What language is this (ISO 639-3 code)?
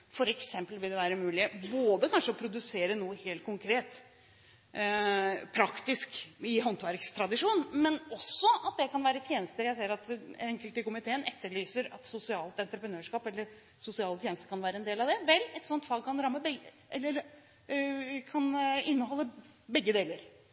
nob